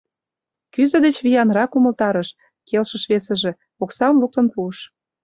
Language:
Mari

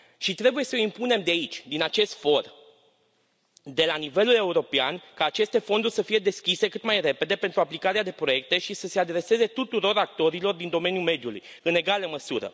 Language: Romanian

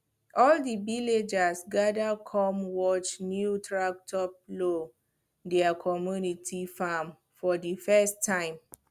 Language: Nigerian Pidgin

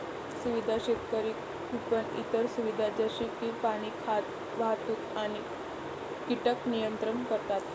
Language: Marathi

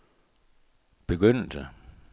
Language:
Danish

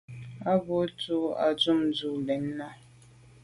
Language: Medumba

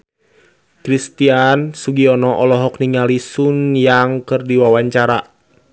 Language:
Sundanese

